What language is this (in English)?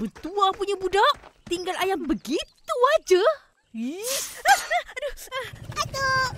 Malay